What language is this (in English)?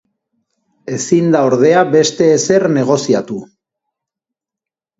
Basque